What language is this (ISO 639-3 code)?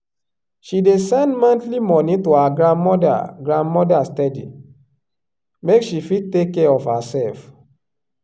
pcm